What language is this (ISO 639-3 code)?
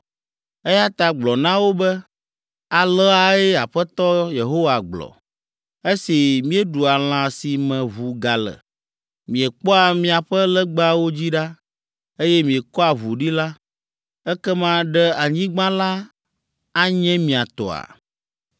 ewe